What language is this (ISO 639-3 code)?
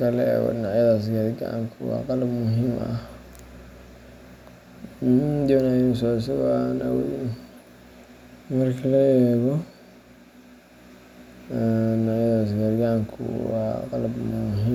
som